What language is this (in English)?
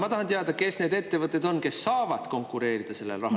Estonian